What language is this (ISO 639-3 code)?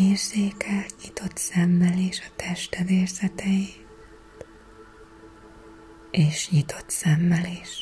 hun